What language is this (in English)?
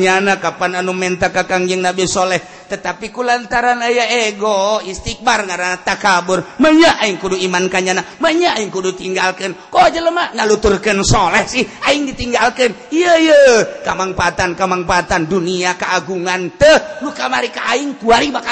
Indonesian